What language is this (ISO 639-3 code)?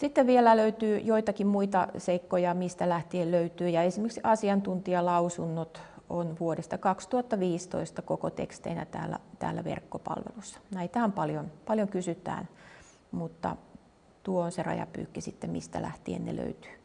fin